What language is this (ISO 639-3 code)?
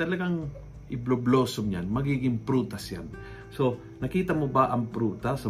fil